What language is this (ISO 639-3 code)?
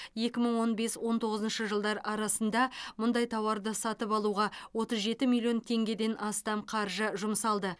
kaz